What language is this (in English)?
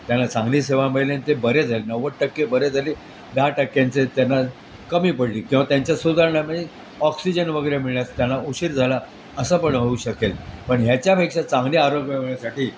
Marathi